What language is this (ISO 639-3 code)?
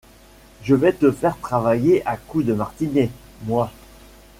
fra